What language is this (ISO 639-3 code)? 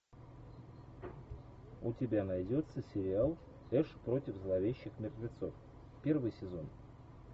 rus